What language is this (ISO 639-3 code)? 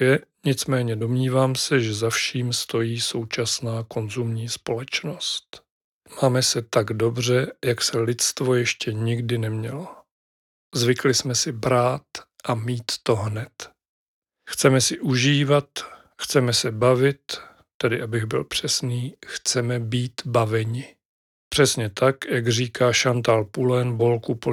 ces